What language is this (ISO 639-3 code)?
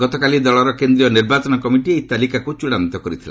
ori